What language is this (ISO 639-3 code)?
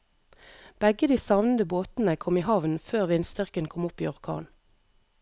nor